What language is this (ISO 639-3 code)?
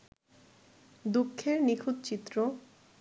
ben